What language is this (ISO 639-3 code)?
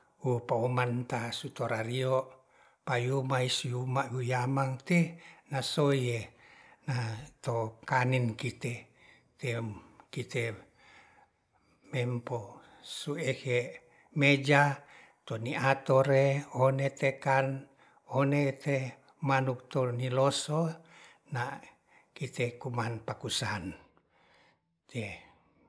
rth